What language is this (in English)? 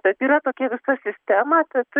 Lithuanian